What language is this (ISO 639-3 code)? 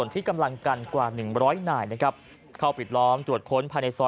tha